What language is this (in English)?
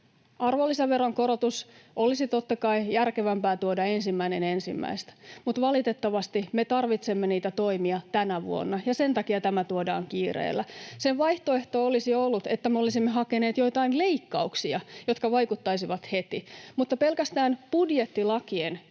Finnish